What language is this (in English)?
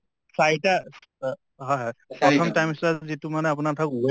Assamese